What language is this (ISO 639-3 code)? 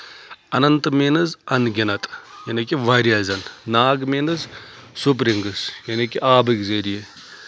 kas